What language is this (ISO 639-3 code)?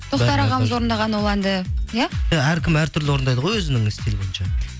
kaz